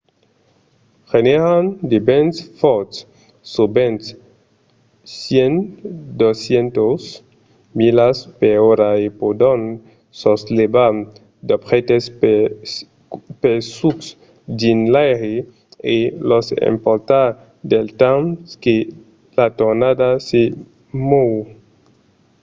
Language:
Occitan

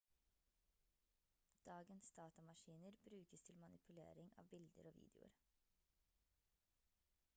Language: Norwegian Bokmål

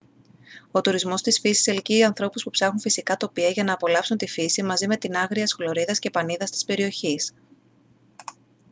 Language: Greek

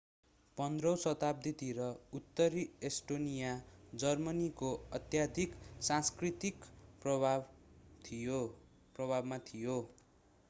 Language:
Nepali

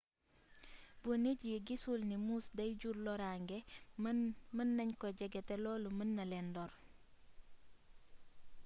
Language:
Wolof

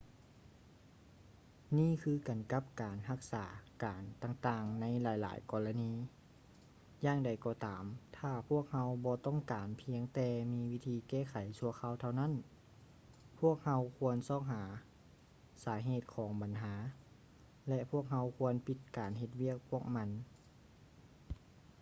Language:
Lao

